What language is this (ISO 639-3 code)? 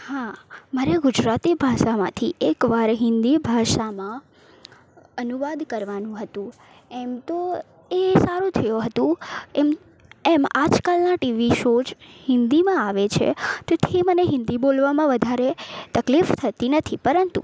guj